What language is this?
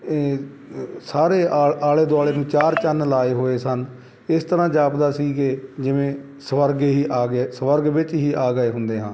Punjabi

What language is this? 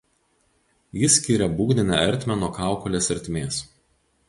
Lithuanian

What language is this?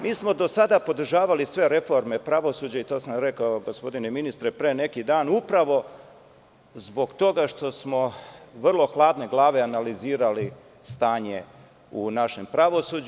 Serbian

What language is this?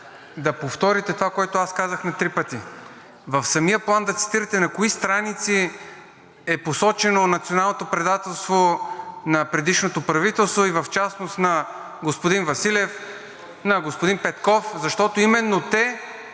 Bulgarian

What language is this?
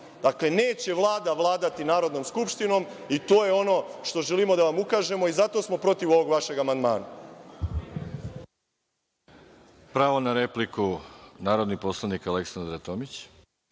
Serbian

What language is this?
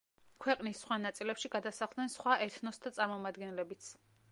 Georgian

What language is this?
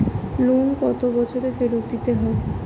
Bangla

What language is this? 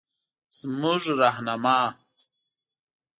Pashto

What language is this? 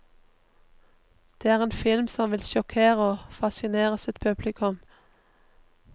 Norwegian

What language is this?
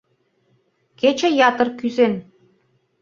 Mari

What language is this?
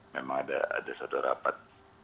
Indonesian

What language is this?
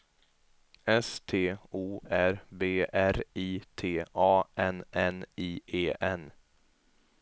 Swedish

